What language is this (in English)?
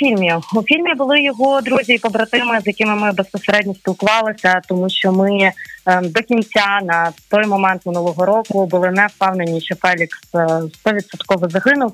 Ukrainian